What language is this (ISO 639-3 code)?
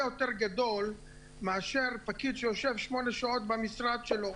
heb